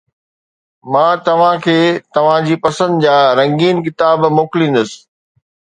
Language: Sindhi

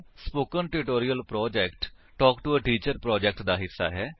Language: Punjabi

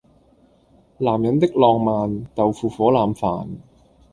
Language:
Cantonese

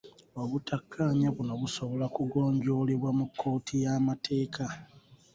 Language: Ganda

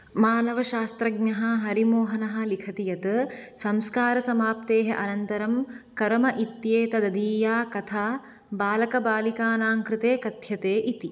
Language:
Sanskrit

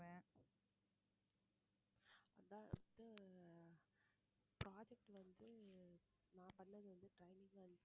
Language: Tamil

